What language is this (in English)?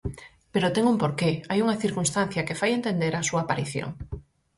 Galician